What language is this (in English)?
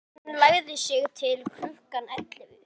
Icelandic